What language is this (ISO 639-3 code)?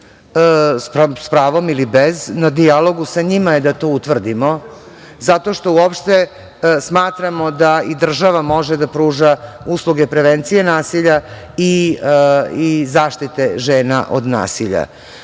srp